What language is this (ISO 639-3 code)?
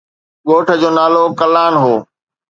snd